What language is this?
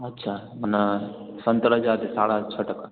Sindhi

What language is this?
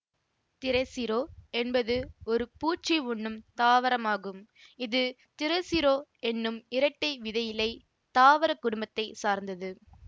Tamil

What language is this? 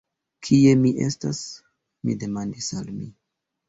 Esperanto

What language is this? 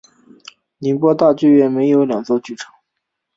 Chinese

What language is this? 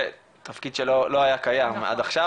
Hebrew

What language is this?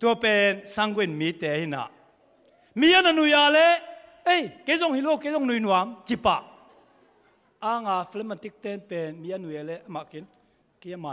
Thai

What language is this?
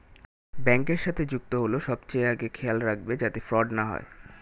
Bangla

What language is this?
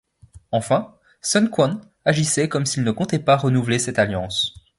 French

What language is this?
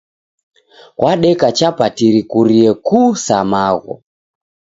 Taita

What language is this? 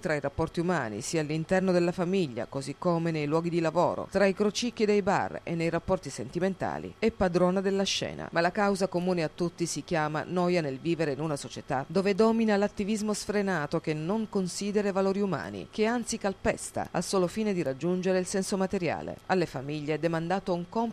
Italian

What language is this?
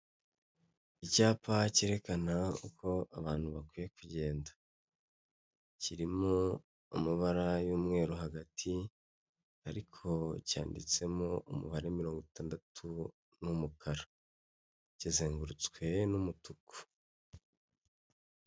Kinyarwanda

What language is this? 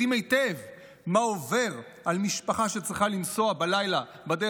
Hebrew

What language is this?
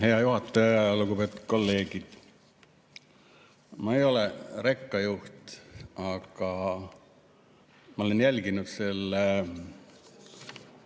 Estonian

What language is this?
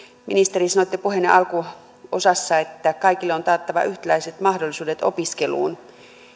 Finnish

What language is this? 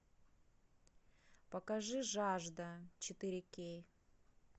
Russian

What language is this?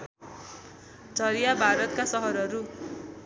Nepali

